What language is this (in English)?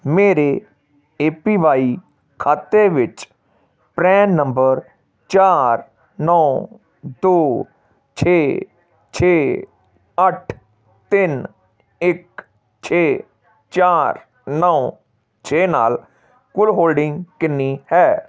Punjabi